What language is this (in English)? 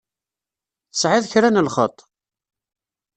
Kabyle